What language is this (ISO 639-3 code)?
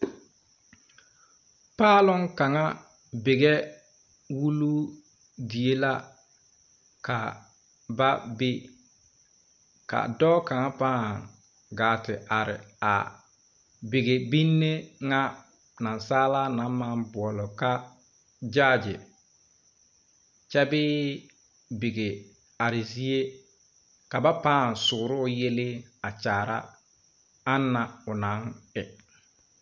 dga